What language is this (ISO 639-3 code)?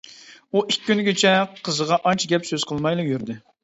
uig